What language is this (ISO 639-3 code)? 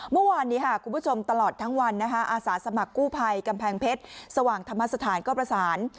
tha